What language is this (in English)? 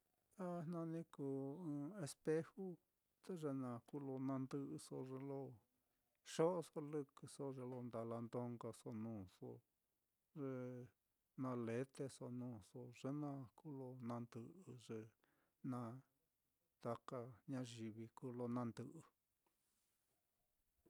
Mitlatongo Mixtec